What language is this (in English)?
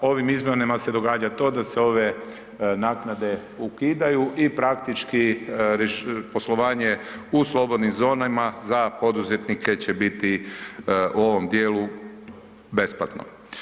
Croatian